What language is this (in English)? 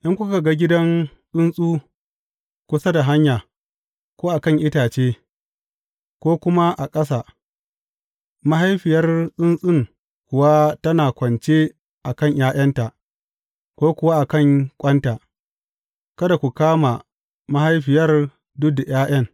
Hausa